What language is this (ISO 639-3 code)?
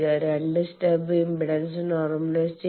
mal